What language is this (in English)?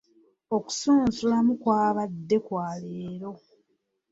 Ganda